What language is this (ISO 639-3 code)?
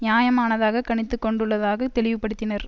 tam